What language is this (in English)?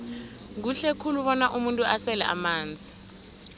South Ndebele